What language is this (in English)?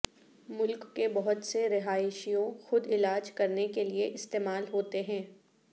Urdu